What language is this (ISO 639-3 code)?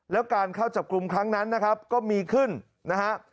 tha